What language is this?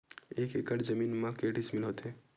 Chhattisgarhi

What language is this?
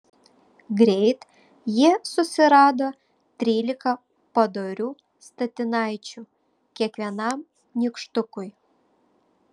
Lithuanian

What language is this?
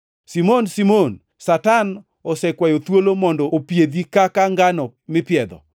Luo (Kenya and Tanzania)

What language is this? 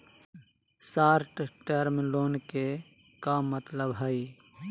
Magahi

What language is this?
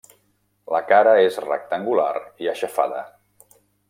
Catalan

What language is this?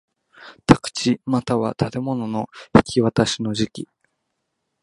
Japanese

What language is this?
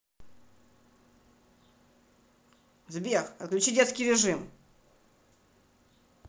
Russian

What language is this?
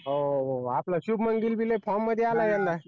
Marathi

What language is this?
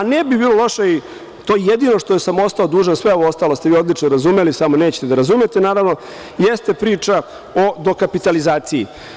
Serbian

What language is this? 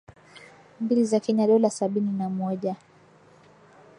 Swahili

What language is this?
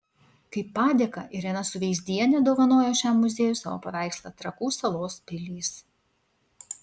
Lithuanian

